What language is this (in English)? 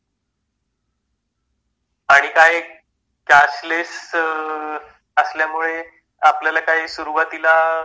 Marathi